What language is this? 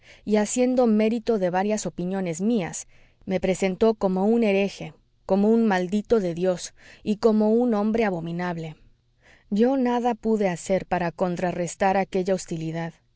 Spanish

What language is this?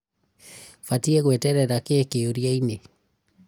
Kikuyu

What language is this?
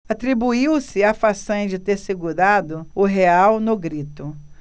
Portuguese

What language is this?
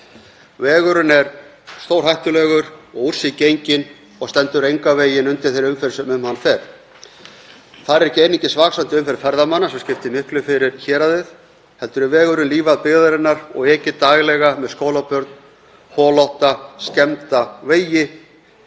Icelandic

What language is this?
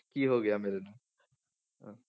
Punjabi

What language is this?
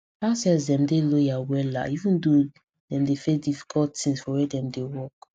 Nigerian Pidgin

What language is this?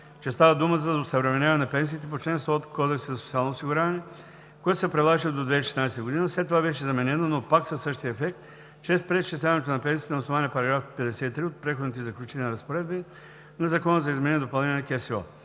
Bulgarian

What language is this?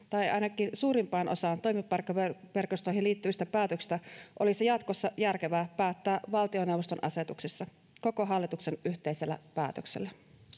Finnish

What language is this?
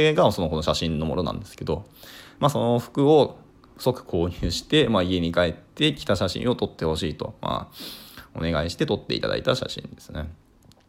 Japanese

